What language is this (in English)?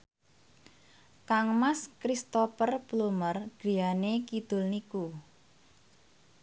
Javanese